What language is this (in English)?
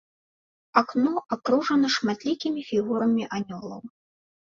Belarusian